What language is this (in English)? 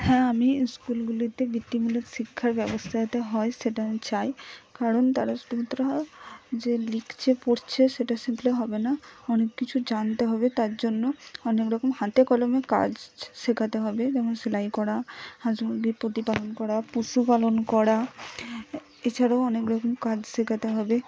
Bangla